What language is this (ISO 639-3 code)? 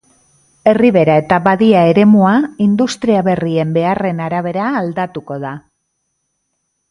eus